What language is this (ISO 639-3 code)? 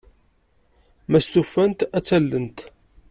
kab